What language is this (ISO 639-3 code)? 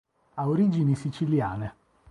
ita